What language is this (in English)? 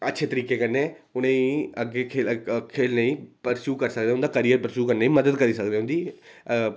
Dogri